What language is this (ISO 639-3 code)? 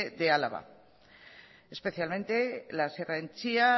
spa